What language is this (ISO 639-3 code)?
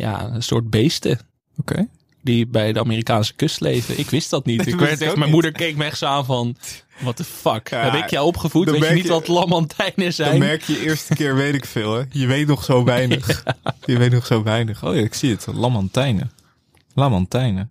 nld